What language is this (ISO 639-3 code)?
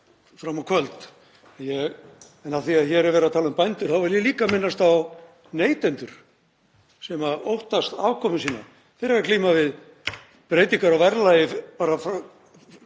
isl